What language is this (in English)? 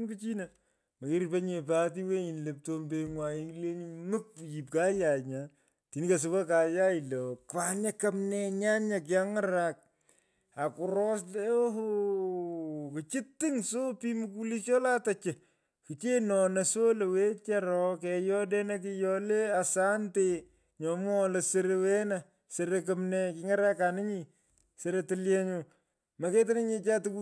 Pökoot